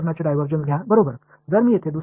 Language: Tamil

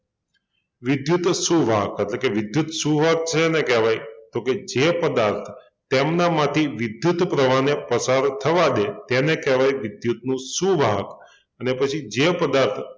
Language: Gujarati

